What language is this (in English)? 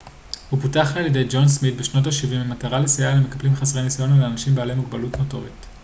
Hebrew